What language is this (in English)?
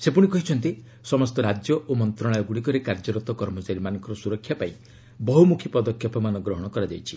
Odia